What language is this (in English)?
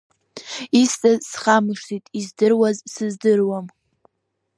Abkhazian